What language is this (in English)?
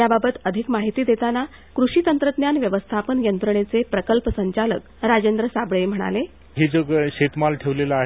Marathi